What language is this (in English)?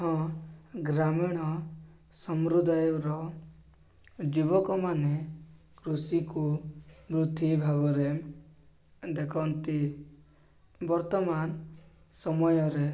Odia